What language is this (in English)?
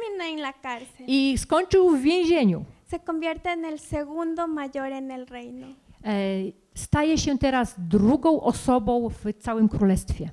Polish